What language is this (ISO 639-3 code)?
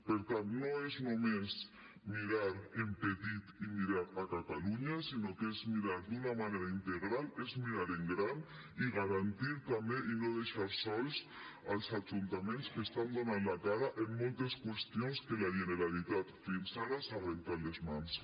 cat